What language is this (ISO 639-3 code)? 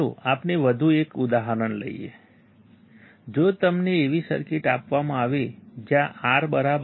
guj